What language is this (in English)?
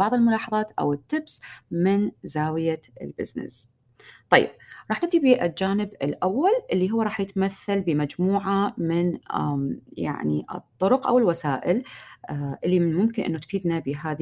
Arabic